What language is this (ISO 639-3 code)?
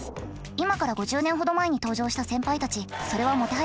jpn